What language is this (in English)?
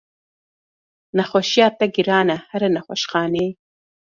Kurdish